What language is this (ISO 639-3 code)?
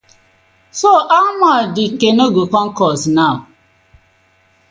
pcm